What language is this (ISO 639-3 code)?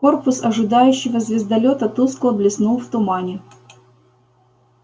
rus